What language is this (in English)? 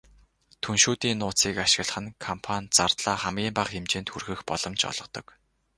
Mongolian